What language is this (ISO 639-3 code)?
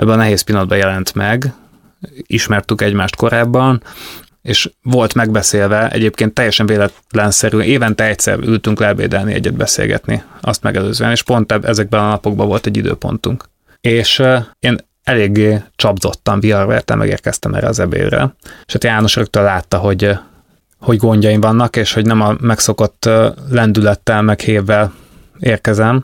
hun